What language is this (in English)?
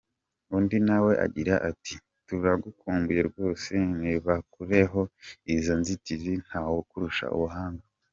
Kinyarwanda